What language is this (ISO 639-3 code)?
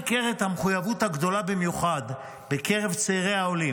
heb